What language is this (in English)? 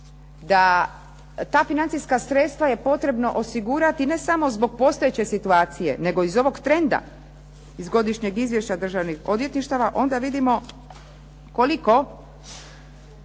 Croatian